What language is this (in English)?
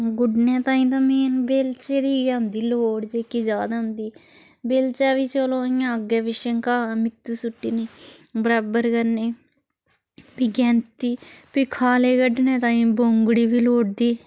Dogri